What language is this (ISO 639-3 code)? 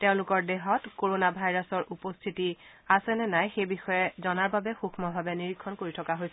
asm